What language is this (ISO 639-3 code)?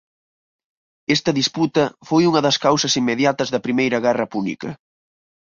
glg